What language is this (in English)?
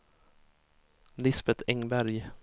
Swedish